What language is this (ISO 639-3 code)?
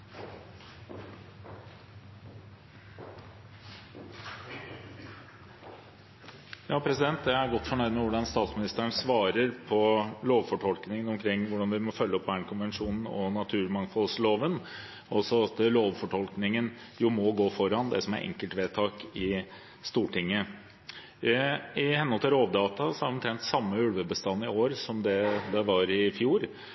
nob